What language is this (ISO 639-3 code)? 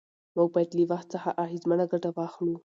pus